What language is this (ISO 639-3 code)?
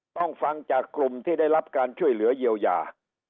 tha